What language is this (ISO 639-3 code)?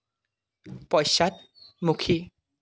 asm